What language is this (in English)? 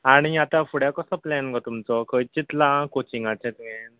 Konkani